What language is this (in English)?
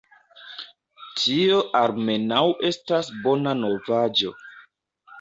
Esperanto